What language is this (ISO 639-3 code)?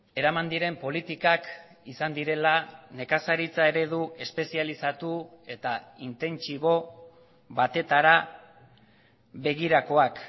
eus